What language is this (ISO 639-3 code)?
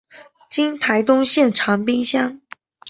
zho